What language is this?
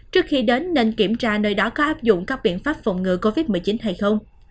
Vietnamese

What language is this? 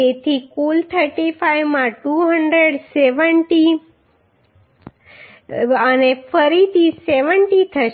Gujarati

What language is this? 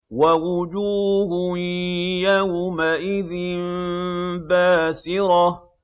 Arabic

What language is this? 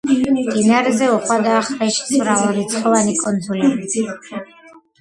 Georgian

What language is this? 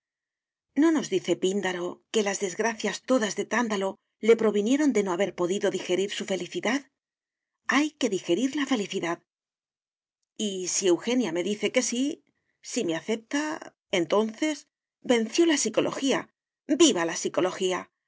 Spanish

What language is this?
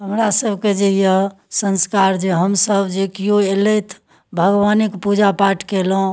Maithili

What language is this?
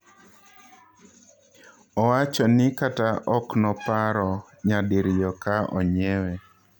Luo (Kenya and Tanzania)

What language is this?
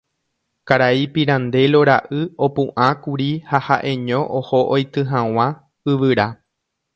Guarani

